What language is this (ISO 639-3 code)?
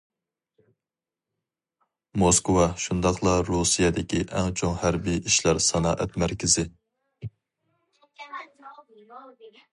uig